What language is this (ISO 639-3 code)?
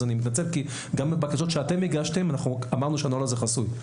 heb